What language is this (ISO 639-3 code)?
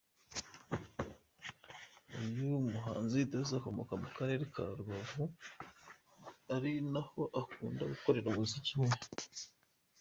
kin